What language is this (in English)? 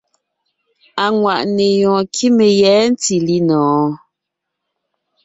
Ngiemboon